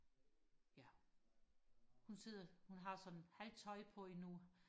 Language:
Danish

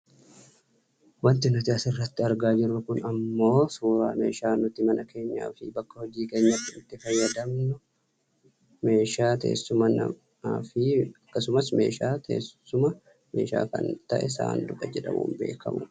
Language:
Oromo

